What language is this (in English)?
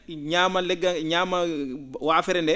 Fula